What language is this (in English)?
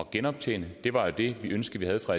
Danish